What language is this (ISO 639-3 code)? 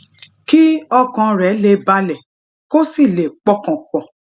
yor